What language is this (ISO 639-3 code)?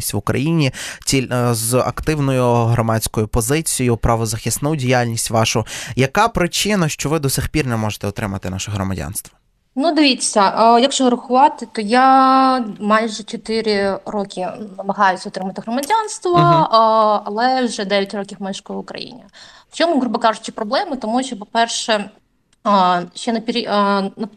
ukr